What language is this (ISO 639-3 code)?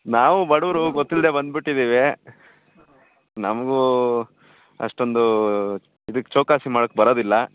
kan